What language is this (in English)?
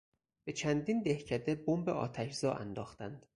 Persian